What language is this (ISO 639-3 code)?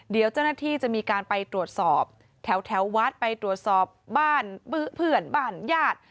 tha